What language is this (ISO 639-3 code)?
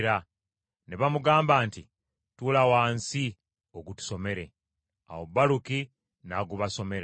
lug